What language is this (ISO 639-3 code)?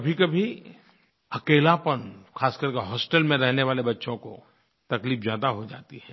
hin